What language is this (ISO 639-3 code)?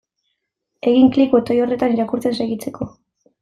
eus